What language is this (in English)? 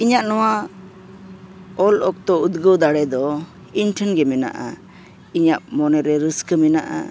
Santali